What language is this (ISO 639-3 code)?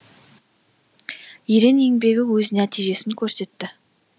kaz